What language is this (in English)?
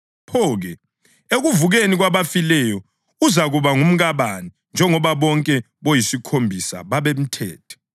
North Ndebele